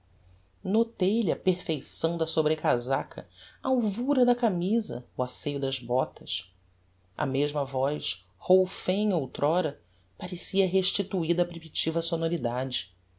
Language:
Portuguese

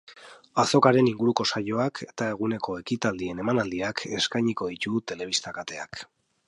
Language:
Basque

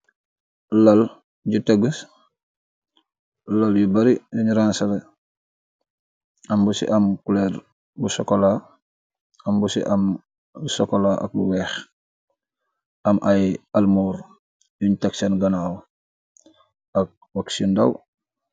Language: Wolof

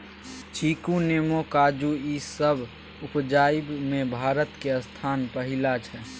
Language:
Maithili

